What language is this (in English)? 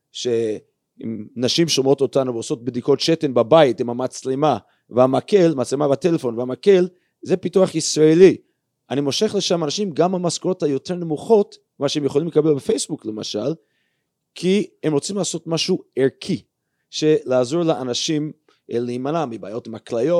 Hebrew